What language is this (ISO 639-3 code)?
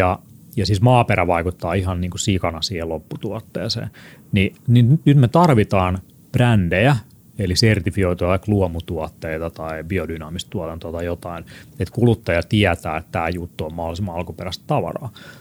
fin